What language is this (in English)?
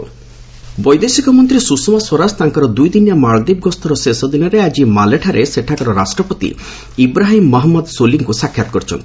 Odia